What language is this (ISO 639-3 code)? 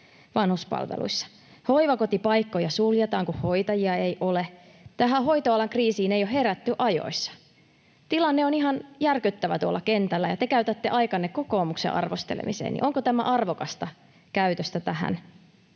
fin